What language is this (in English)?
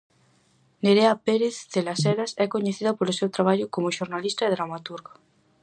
Galician